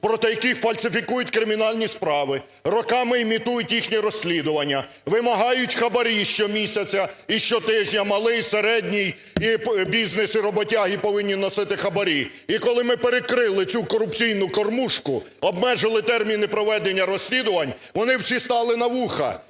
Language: Ukrainian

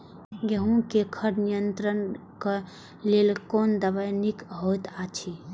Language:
Maithili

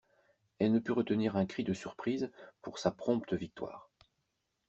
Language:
French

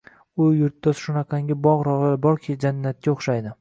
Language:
Uzbek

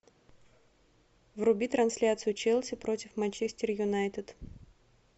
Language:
Russian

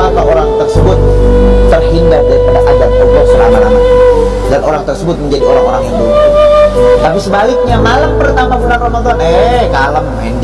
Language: Indonesian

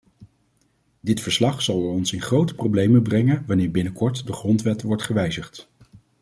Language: Dutch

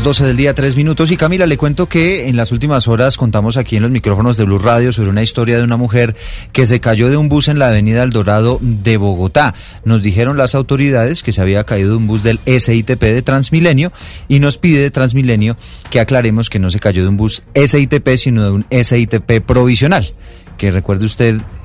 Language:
Spanish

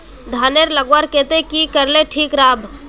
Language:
Magahi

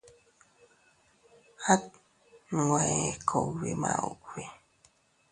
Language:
Teutila Cuicatec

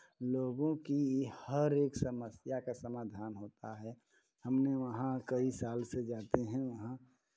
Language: Hindi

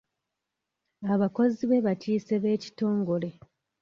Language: Ganda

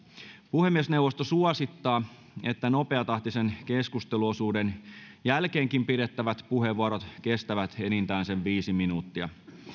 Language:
Finnish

